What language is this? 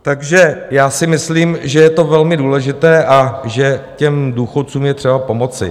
Czech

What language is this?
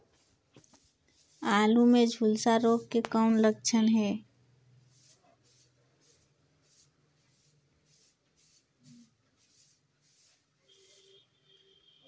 Chhattisgarhi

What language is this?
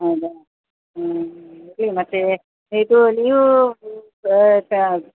Kannada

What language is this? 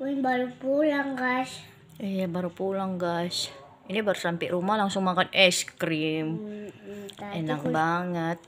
Indonesian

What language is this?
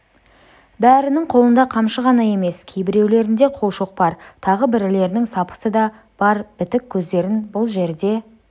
Kazakh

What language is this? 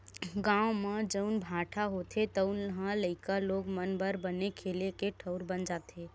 Chhattisgarhi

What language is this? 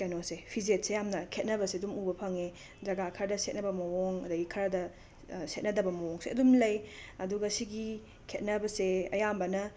Manipuri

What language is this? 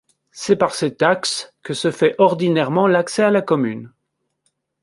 French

